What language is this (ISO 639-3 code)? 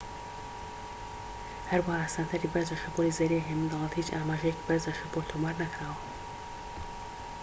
ckb